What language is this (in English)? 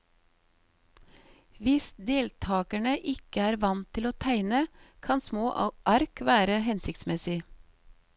Norwegian